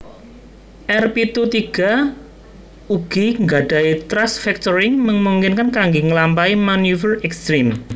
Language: Javanese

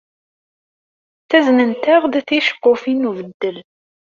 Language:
Kabyle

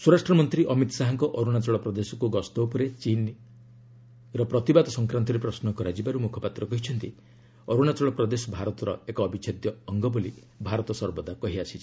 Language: Odia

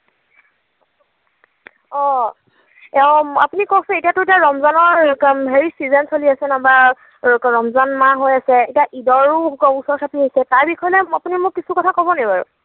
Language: Assamese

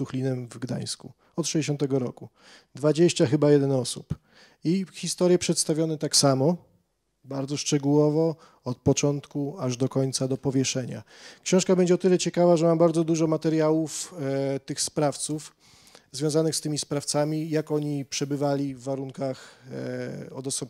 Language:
Polish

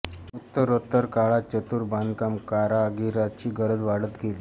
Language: Marathi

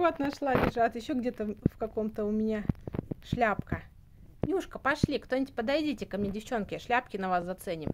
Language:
Russian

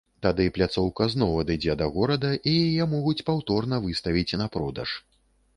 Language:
Belarusian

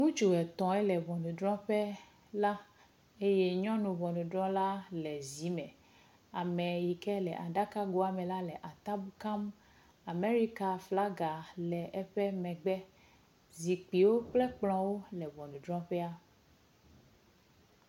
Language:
Ewe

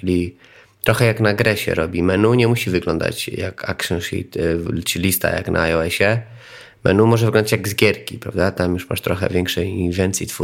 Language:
Polish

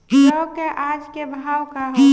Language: Bhojpuri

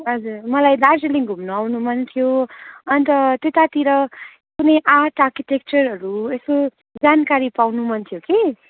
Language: Nepali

